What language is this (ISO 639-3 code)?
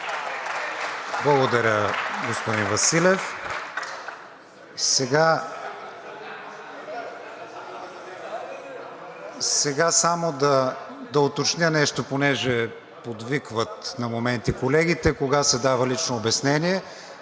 bul